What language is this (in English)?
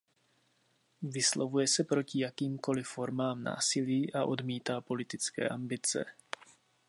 Czech